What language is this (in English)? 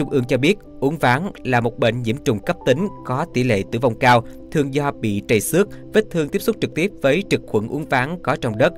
Vietnamese